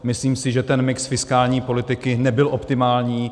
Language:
Czech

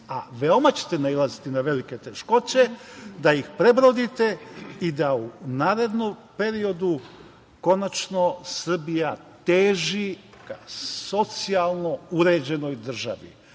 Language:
Serbian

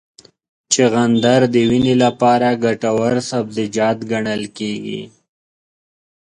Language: Pashto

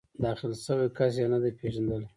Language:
Pashto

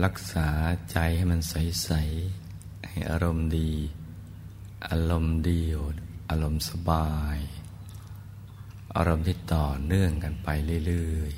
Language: Thai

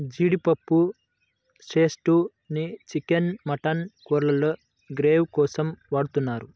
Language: Telugu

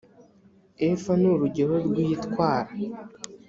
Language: Kinyarwanda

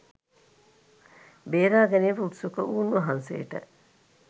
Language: Sinhala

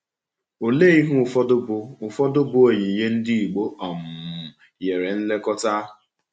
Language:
Igbo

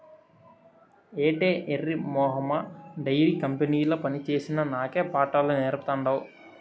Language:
Telugu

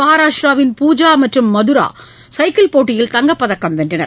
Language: Tamil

